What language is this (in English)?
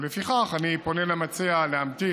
Hebrew